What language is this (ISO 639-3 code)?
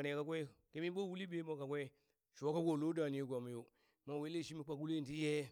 bys